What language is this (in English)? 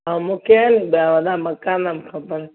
Sindhi